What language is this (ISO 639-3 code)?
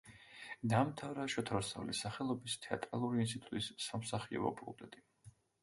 kat